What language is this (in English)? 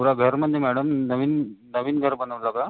Marathi